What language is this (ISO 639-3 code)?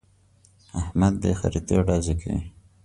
pus